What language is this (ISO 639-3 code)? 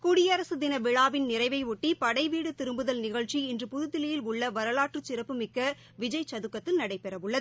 tam